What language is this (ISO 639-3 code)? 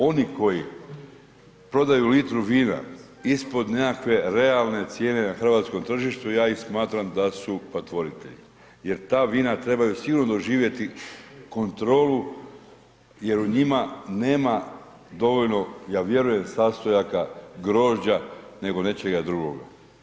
hrv